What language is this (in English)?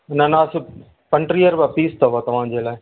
Sindhi